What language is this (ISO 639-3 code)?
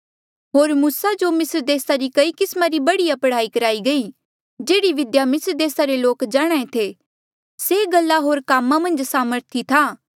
mjl